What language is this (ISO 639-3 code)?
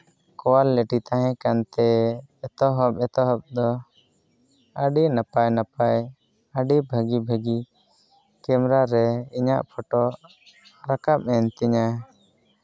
sat